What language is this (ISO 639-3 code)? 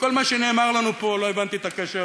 heb